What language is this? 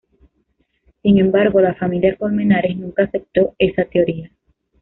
Spanish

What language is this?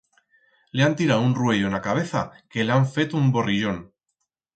Aragonese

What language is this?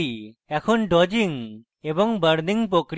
Bangla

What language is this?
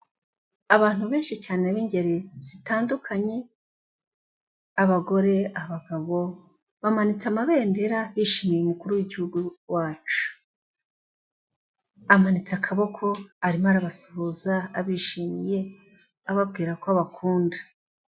Kinyarwanda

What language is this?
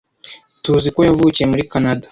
Kinyarwanda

